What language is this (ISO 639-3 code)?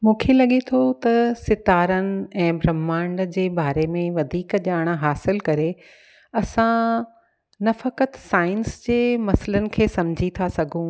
snd